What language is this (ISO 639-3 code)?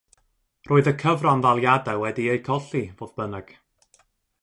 cym